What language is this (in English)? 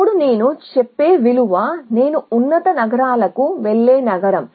Telugu